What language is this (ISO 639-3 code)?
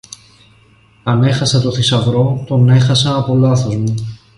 ell